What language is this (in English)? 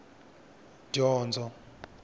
Tsonga